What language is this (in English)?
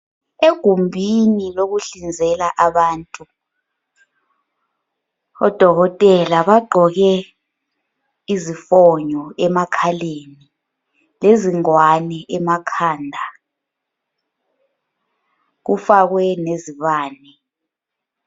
North Ndebele